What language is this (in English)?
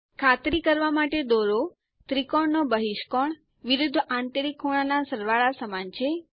Gujarati